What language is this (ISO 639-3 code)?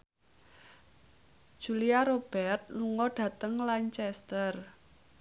jav